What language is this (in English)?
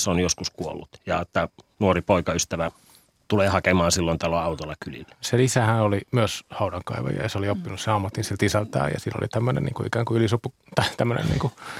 Finnish